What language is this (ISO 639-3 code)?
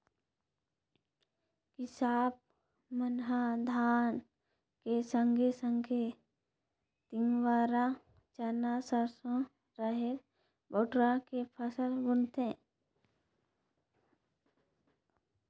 hne